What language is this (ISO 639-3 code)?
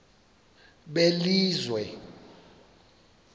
xho